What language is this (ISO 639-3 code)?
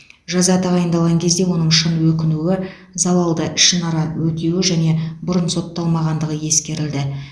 kaz